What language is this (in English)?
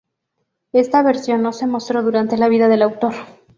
Spanish